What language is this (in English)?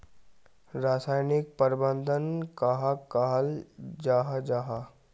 Magahi